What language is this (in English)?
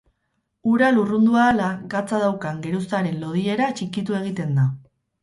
Basque